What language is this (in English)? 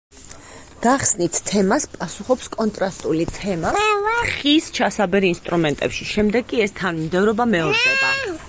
Georgian